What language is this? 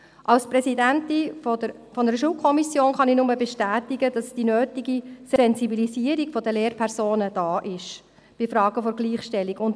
Swiss German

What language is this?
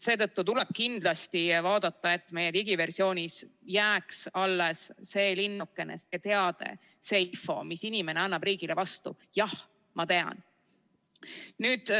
Estonian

